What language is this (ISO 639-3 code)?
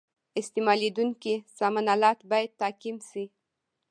pus